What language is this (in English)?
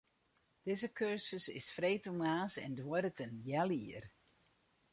Western Frisian